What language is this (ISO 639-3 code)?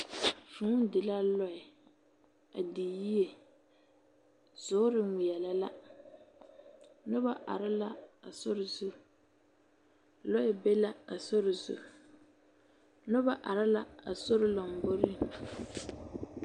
dga